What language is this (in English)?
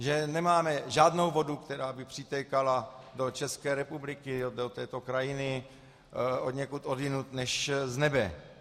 Czech